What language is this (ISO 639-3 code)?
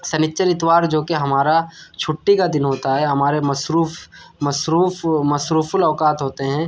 urd